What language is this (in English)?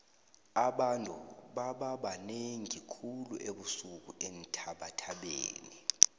South Ndebele